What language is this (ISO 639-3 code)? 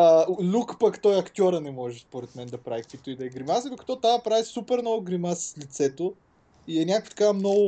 bul